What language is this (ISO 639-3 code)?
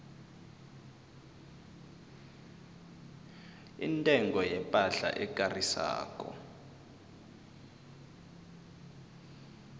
nbl